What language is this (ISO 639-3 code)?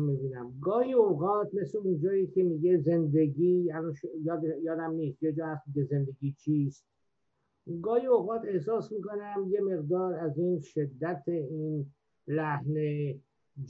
fas